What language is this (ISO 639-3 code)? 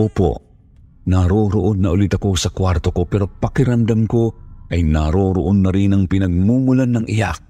fil